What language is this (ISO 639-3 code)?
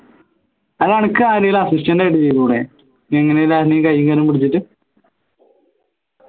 mal